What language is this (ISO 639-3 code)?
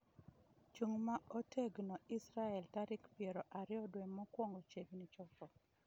luo